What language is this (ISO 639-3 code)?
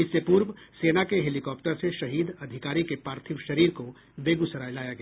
hin